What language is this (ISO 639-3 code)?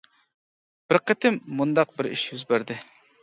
uig